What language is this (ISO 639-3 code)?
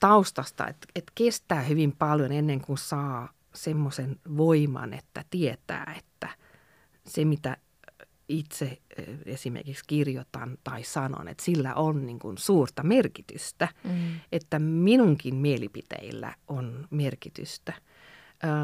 fin